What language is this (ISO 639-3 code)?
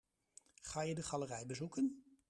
nld